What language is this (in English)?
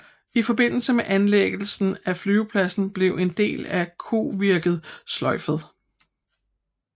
Danish